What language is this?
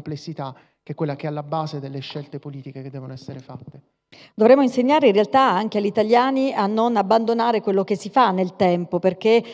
Italian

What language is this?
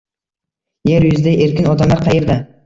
Uzbek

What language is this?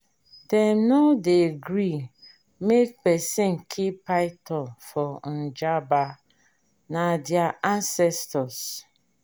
Nigerian Pidgin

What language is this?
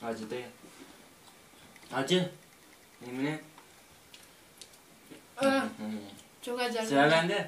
Turkish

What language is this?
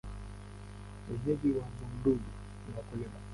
Swahili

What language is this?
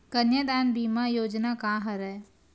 Chhattisgarhi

